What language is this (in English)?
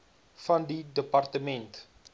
Afrikaans